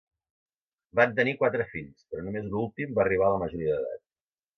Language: Catalan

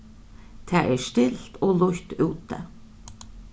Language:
Faroese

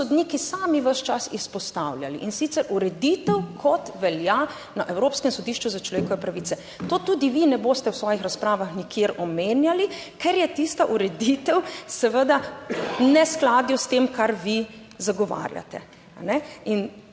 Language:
Slovenian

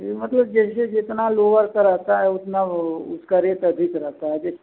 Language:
Hindi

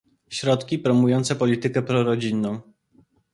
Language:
Polish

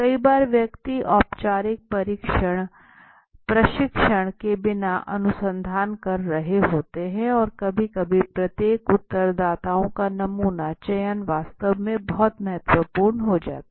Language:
Hindi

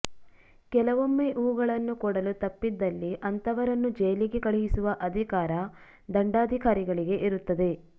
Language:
Kannada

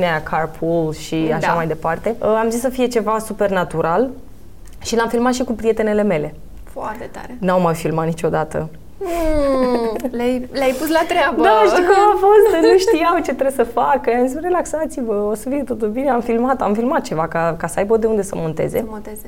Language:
Romanian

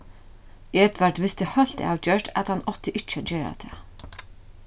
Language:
Faroese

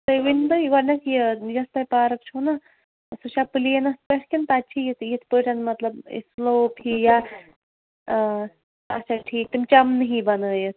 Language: Kashmiri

